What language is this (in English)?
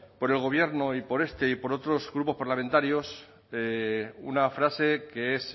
Spanish